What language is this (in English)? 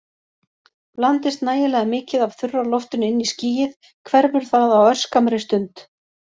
Icelandic